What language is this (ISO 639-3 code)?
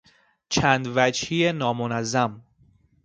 fas